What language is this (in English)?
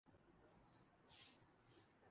Urdu